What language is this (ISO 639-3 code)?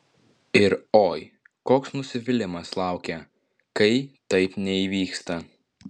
lit